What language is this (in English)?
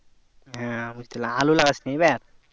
Bangla